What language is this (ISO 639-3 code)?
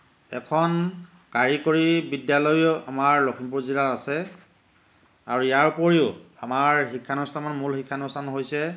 asm